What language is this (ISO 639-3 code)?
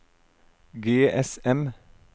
nor